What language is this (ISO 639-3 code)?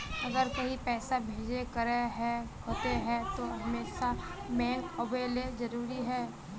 mag